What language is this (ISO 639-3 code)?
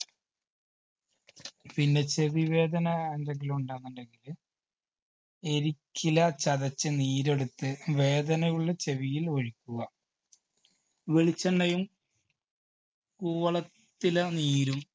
mal